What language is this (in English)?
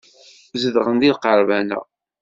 Kabyle